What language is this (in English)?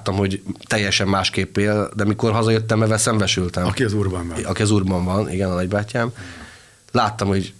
Hungarian